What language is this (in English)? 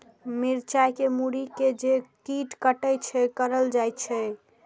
Maithili